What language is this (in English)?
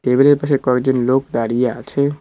Bangla